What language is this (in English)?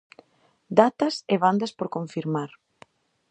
Galician